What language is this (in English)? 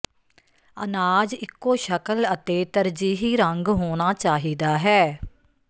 Punjabi